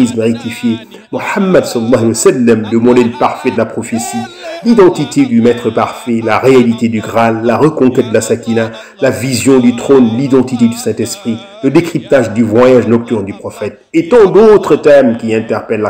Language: French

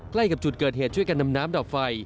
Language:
Thai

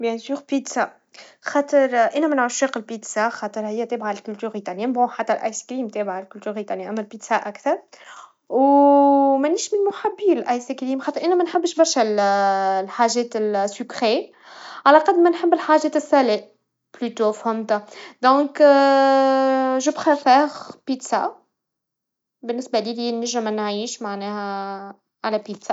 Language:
Tunisian Arabic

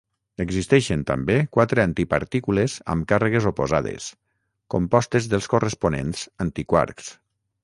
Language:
Catalan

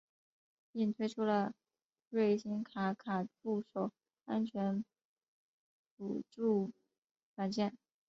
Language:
Chinese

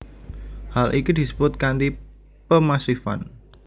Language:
Javanese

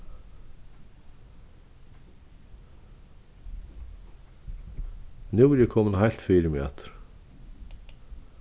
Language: Faroese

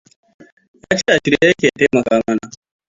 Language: Hausa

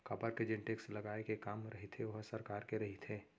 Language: Chhattisgarhi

